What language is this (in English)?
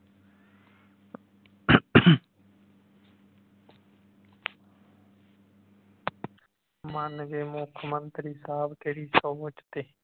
Punjabi